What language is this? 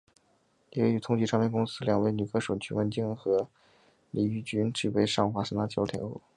Chinese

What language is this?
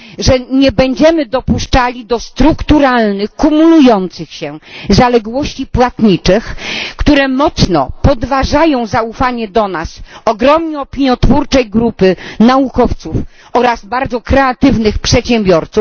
Polish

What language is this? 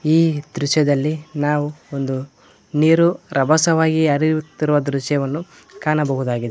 Kannada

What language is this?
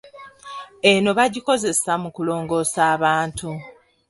Ganda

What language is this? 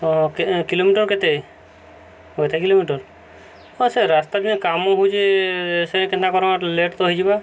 Odia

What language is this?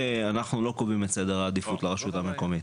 Hebrew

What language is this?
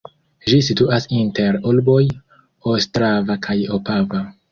Esperanto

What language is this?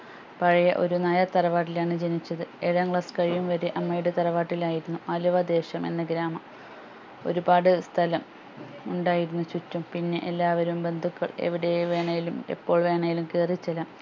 Malayalam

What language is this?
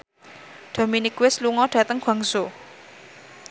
Javanese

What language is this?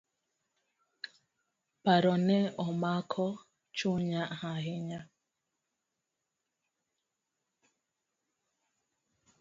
Luo (Kenya and Tanzania)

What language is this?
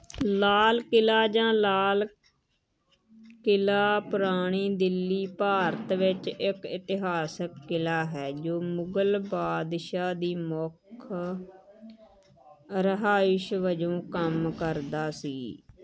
Punjabi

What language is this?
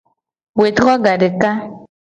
Gen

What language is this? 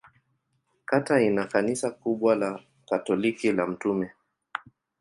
Swahili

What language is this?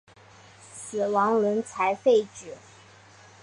Chinese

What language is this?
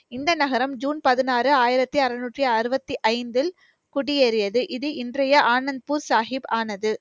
Tamil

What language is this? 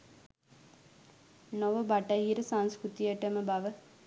Sinhala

